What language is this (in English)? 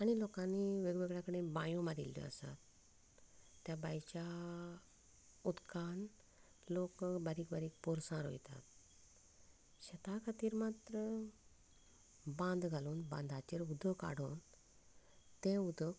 Konkani